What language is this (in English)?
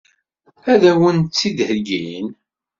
Kabyle